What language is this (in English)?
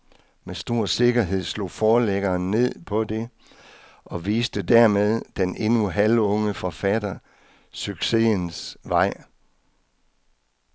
Danish